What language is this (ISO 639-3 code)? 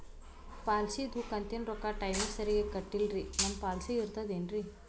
kan